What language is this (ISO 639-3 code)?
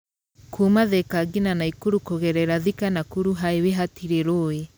kik